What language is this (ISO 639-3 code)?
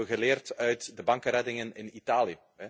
nld